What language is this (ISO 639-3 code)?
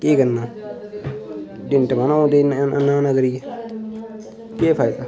doi